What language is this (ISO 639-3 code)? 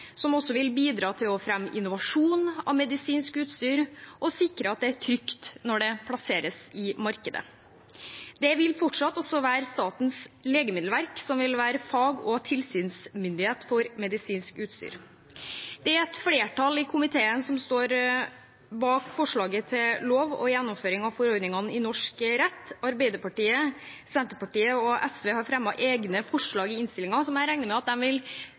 nob